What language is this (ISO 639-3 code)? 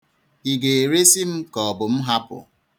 ibo